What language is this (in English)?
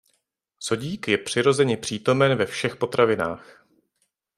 Czech